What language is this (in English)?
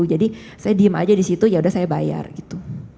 Indonesian